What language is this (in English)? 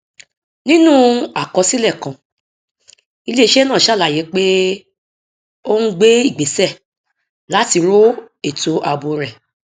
Yoruba